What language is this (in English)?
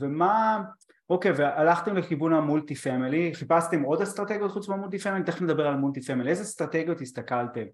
Hebrew